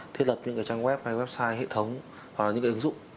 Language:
Vietnamese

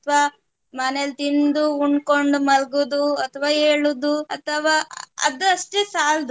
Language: Kannada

